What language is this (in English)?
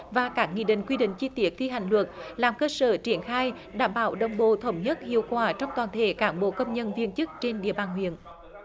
Vietnamese